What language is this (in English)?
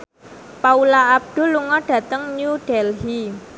Javanese